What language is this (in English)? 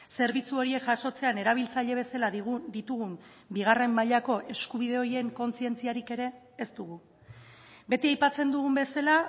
Basque